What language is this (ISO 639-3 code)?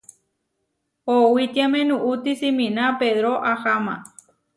var